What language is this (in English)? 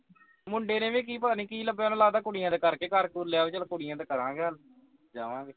Punjabi